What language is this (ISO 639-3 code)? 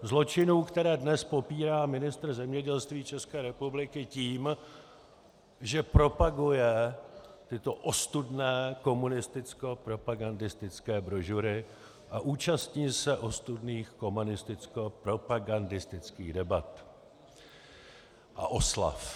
ces